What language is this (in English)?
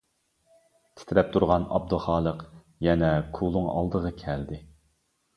Uyghur